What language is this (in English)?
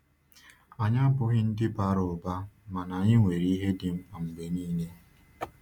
Igbo